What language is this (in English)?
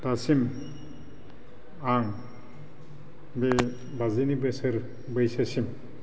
Bodo